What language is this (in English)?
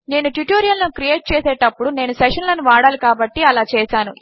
Telugu